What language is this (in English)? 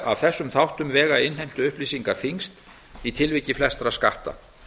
Icelandic